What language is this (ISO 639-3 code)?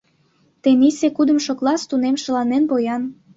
chm